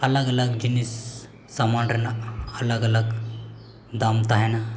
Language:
Santali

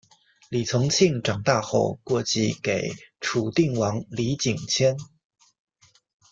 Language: Chinese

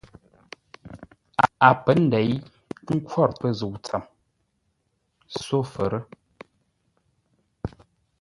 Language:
Ngombale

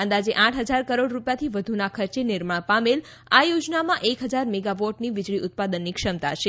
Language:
Gujarati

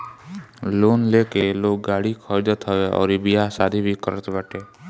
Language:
Bhojpuri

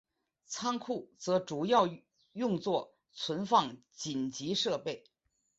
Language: Chinese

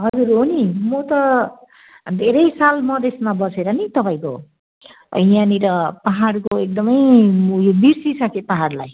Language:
Nepali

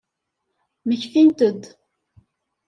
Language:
Kabyle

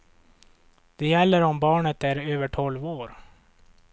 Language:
Swedish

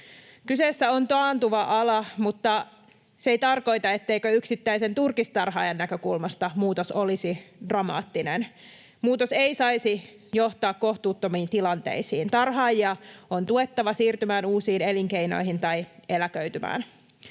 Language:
Finnish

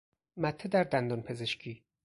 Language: Persian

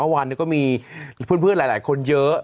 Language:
Thai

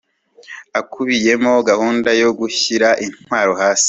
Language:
Kinyarwanda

